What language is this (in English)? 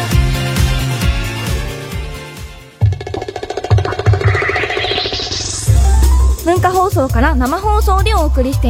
Japanese